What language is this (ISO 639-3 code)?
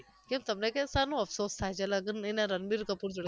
guj